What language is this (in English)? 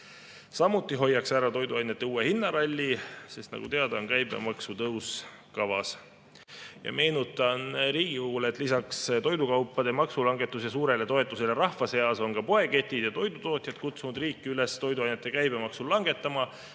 Estonian